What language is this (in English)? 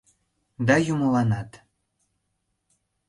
Mari